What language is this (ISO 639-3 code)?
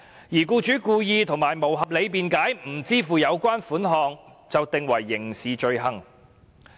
yue